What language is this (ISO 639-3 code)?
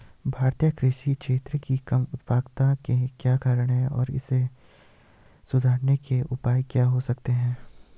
hin